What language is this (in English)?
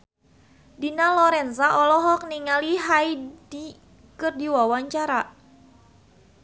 Sundanese